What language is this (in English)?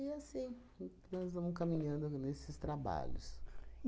Portuguese